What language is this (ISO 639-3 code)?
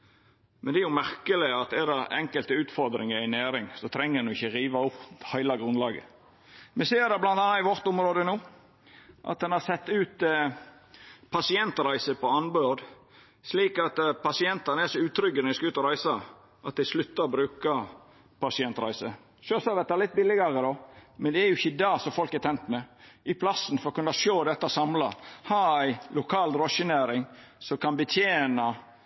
nno